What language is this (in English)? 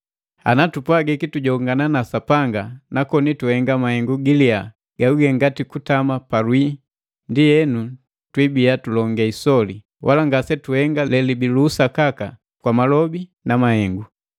Matengo